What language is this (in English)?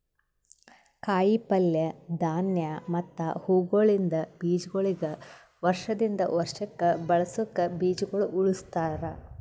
Kannada